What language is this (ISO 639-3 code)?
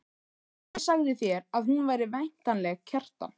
isl